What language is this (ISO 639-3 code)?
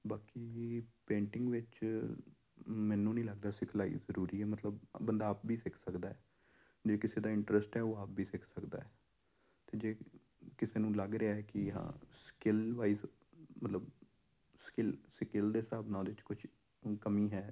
pan